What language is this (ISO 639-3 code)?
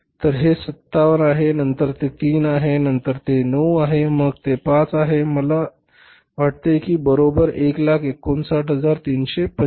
mar